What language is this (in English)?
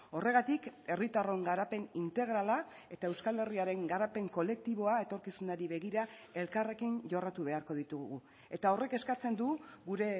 Basque